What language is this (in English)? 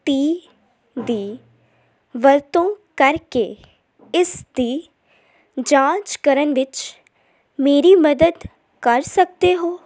Punjabi